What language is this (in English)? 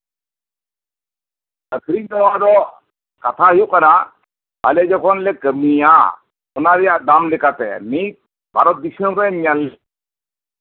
Santali